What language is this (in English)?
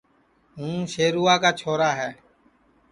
Sansi